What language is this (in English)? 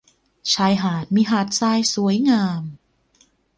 Thai